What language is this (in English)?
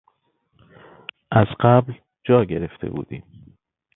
Persian